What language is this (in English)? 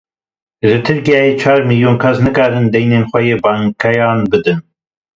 Kurdish